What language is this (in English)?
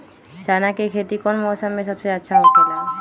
Magahi